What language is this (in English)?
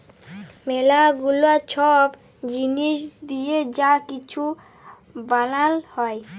Bangla